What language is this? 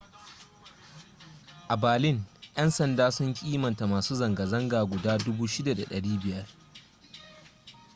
Hausa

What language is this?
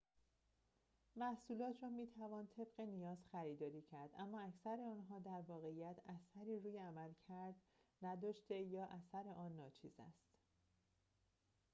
Persian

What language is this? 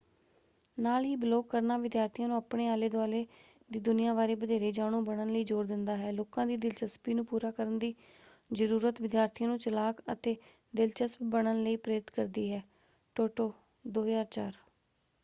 Punjabi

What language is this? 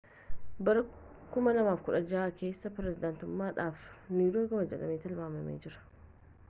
Oromo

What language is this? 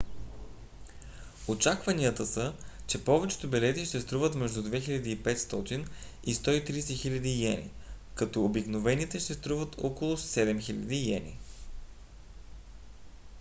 Bulgarian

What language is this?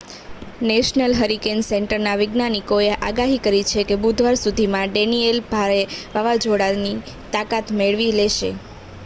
Gujarati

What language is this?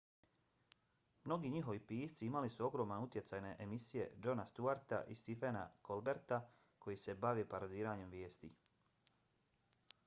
Bosnian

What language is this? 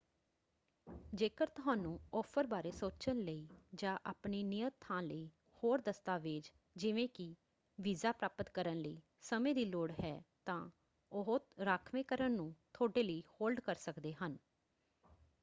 Punjabi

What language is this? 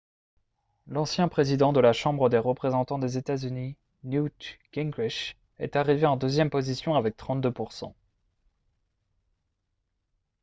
French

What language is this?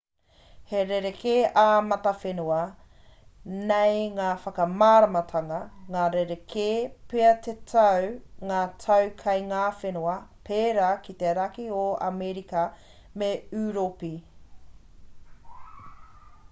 Māori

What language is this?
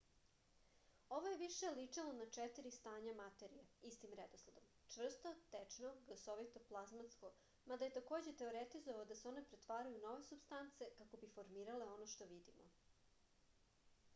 Serbian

